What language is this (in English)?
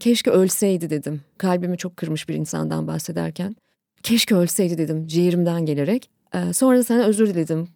Turkish